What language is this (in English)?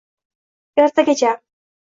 Uzbek